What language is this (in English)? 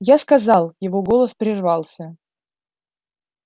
Russian